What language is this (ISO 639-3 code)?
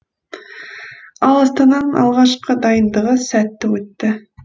kaz